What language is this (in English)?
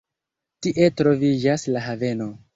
Esperanto